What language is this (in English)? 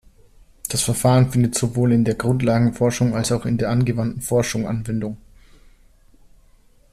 German